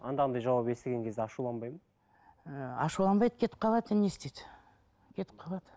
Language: Kazakh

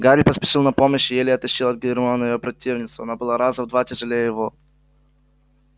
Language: Russian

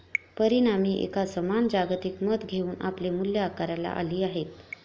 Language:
Marathi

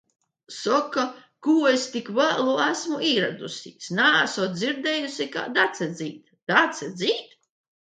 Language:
Latvian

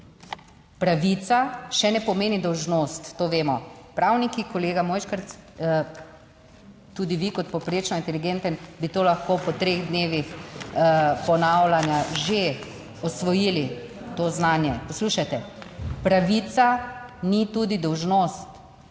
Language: Slovenian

